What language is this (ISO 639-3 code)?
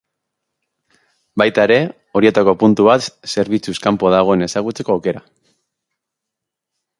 eus